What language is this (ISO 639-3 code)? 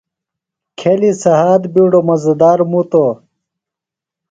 phl